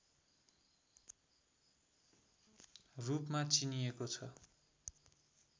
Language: Nepali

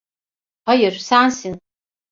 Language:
Turkish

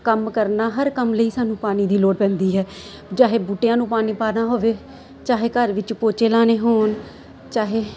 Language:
Punjabi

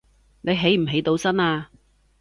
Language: Cantonese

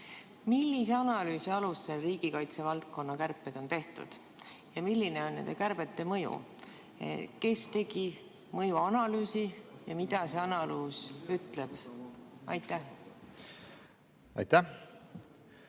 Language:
Estonian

